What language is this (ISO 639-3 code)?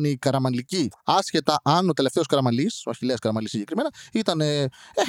ell